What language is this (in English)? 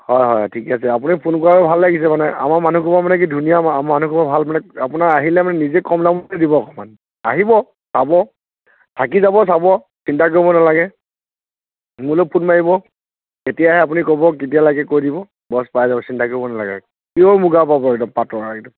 Assamese